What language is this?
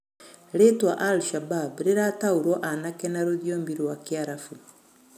Kikuyu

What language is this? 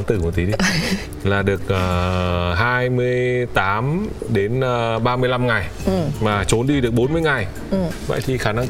Vietnamese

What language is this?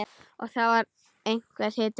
Icelandic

